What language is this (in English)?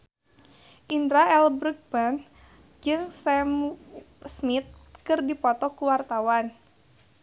Sundanese